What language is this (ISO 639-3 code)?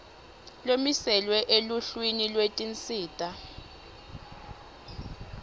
ssw